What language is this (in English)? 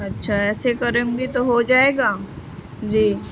Urdu